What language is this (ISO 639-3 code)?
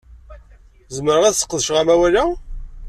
kab